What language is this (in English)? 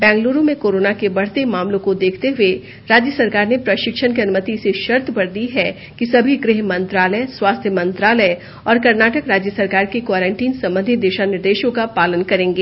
Hindi